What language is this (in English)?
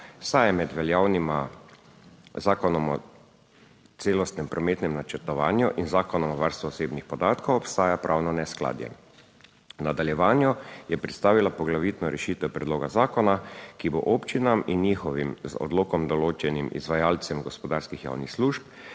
Slovenian